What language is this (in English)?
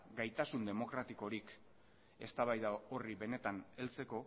Basque